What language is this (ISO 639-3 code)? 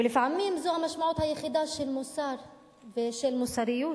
heb